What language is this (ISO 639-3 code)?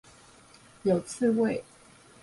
zho